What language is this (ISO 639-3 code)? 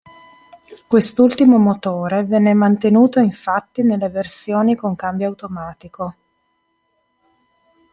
ita